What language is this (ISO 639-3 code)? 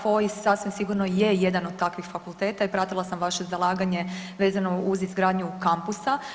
hrv